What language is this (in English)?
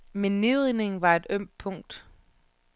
Danish